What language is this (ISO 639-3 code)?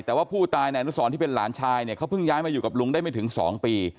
tha